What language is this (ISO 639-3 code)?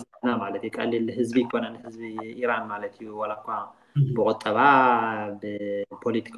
ara